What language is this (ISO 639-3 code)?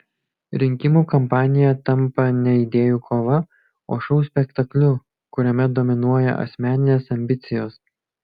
lit